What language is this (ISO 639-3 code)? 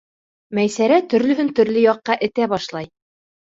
bak